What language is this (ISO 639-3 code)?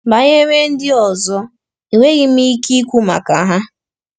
ibo